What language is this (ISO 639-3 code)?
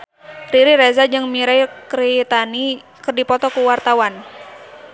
sun